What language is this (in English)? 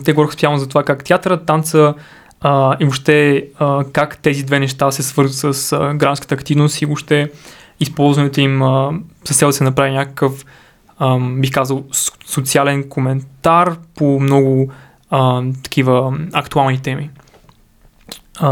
Bulgarian